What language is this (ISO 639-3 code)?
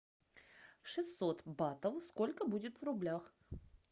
rus